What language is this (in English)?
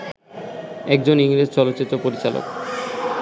Bangla